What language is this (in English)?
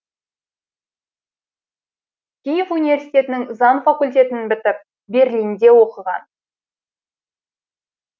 Kazakh